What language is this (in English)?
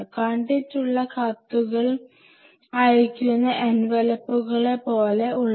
Malayalam